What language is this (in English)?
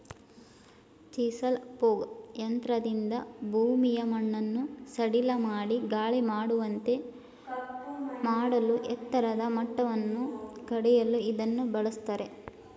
Kannada